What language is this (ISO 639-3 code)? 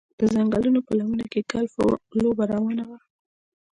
pus